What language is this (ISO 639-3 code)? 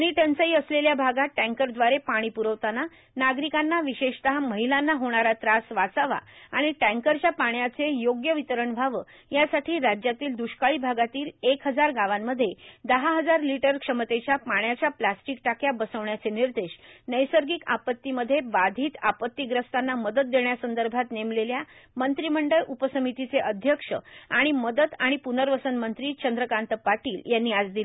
mar